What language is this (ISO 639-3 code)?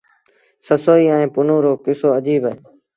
sbn